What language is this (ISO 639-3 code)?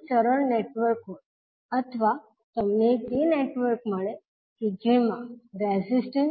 guj